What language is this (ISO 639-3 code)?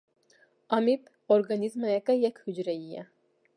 kur